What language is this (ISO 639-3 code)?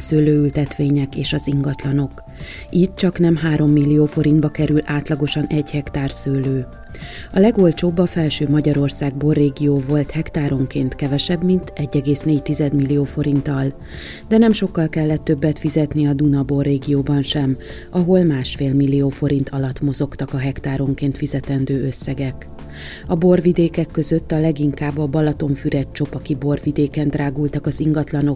hun